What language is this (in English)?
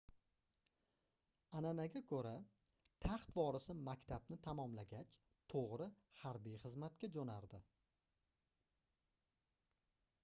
Uzbek